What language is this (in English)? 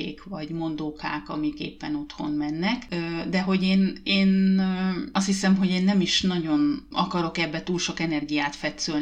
Hungarian